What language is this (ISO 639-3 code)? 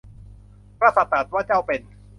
tha